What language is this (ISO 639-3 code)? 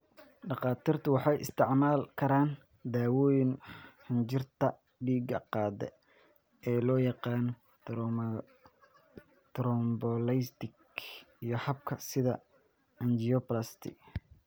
som